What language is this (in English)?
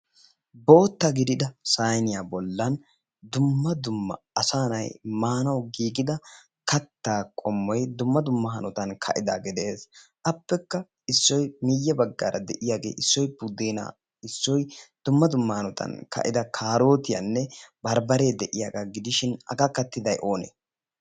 Wolaytta